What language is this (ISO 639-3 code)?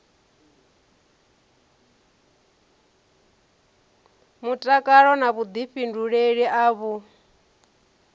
ven